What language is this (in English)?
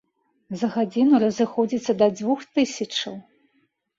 Belarusian